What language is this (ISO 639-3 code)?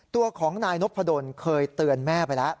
tha